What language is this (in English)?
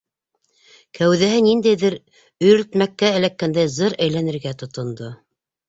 Bashkir